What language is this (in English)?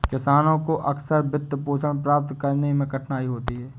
Hindi